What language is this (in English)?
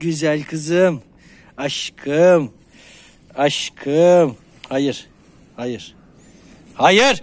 Turkish